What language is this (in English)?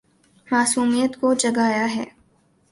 Urdu